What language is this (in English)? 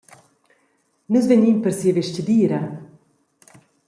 Romansh